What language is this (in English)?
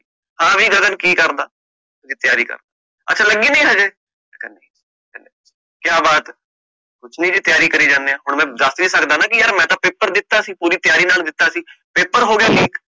Punjabi